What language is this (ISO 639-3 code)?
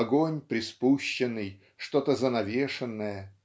rus